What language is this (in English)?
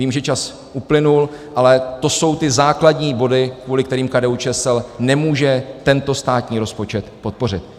Czech